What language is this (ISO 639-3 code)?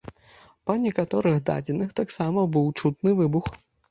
bel